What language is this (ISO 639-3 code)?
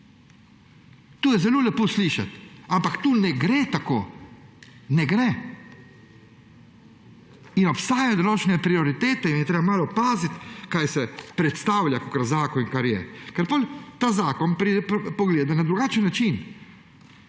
slv